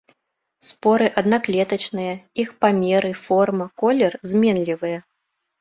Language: Belarusian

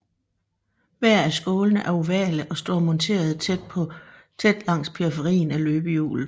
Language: Danish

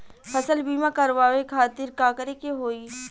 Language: Bhojpuri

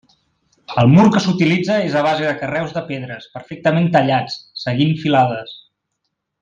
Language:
Catalan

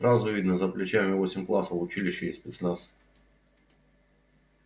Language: Russian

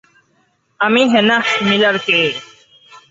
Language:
Bangla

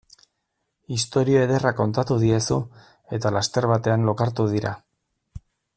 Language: Basque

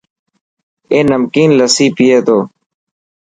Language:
Dhatki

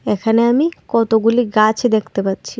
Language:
Bangla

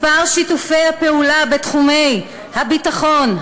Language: Hebrew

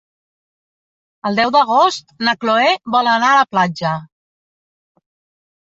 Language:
Catalan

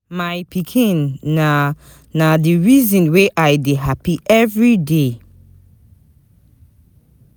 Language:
Nigerian Pidgin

